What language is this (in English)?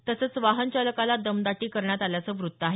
Marathi